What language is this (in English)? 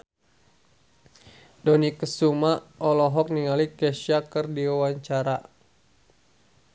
Sundanese